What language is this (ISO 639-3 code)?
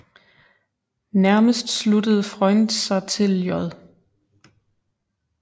dan